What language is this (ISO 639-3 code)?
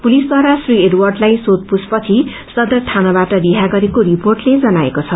nep